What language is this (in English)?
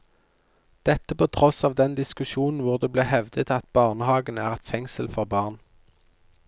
Norwegian